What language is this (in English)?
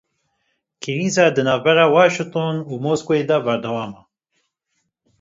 Kurdish